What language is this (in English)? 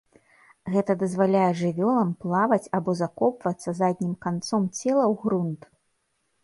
Belarusian